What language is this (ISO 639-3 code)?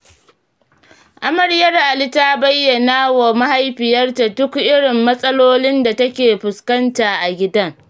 hau